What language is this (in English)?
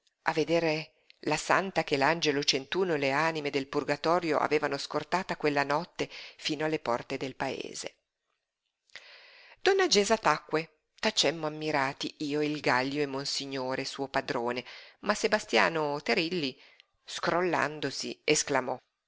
Italian